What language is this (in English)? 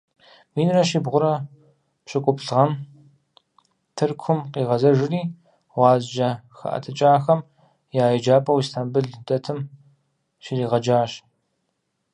Kabardian